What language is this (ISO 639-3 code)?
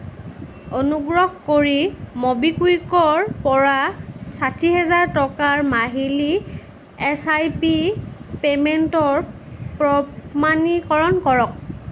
asm